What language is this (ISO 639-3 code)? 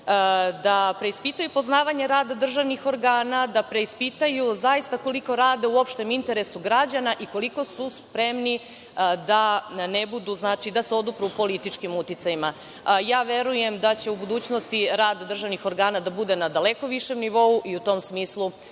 srp